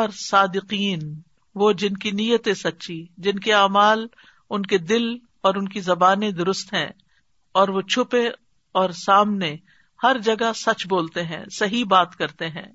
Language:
Urdu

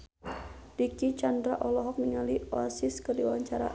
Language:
Sundanese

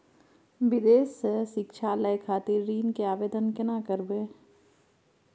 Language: Maithili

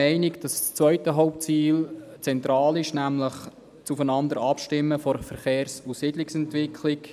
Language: Swiss German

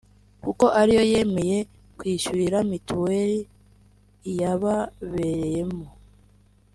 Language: Kinyarwanda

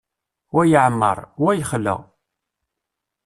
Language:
Kabyle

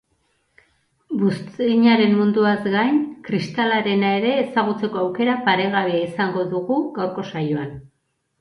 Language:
Basque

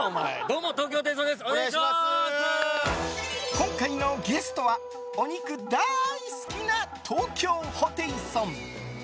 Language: Japanese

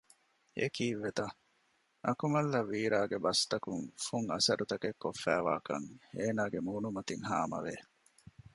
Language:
Divehi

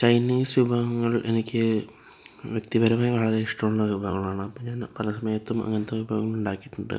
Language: Malayalam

